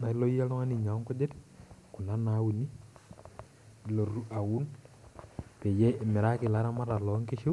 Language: Masai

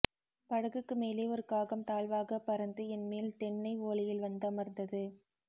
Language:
Tamil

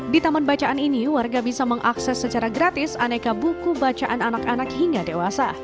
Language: Indonesian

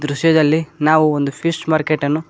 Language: Kannada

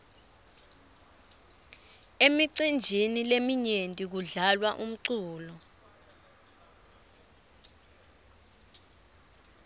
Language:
Swati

